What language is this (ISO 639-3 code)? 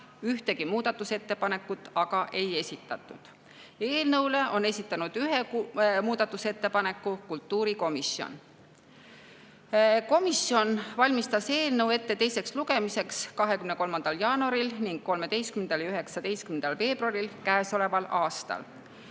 est